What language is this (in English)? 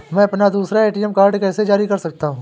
Hindi